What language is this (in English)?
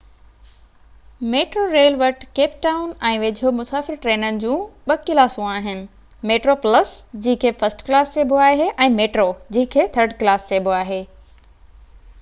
Sindhi